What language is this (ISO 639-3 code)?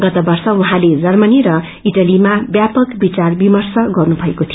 nep